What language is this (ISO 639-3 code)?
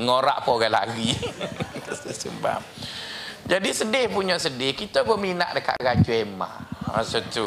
msa